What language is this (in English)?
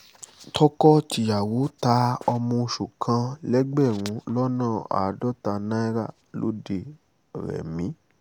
Yoruba